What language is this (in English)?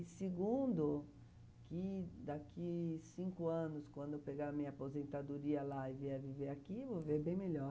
Portuguese